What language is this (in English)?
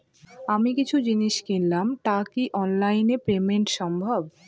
Bangla